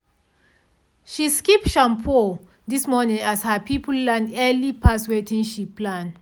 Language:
Nigerian Pidgin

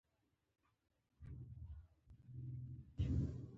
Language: Pashto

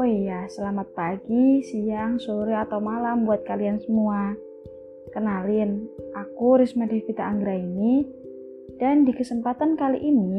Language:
Indonesian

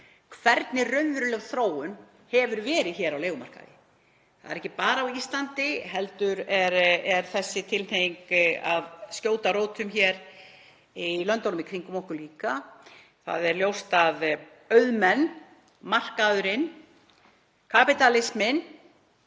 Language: Icelandic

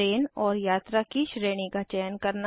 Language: Hindi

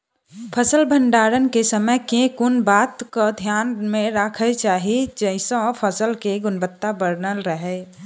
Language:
Maithili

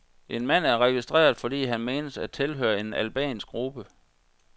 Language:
Danish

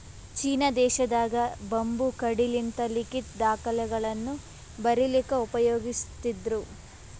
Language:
Kannada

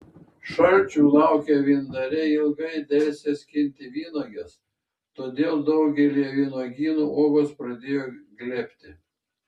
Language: Lithuanian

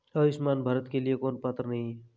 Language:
Hindi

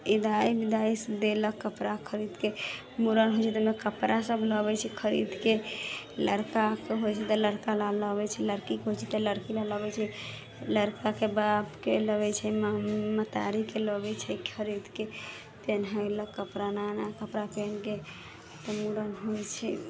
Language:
Maithili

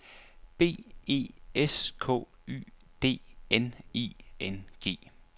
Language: Danish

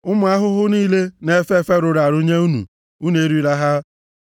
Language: Igbo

